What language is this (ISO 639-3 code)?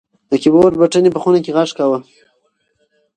pus